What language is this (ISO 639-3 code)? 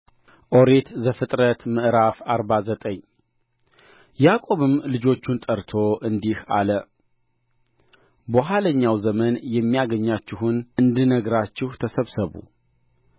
amh